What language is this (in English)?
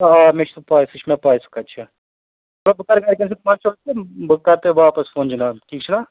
Kashmiri